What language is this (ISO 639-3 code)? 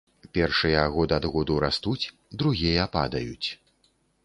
bel